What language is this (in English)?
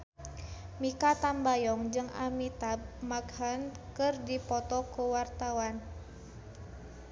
Sundanese